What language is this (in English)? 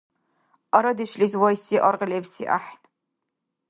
Dargwa